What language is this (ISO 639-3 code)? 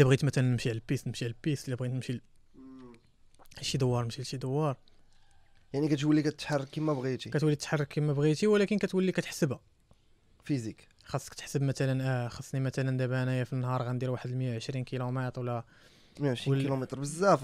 ara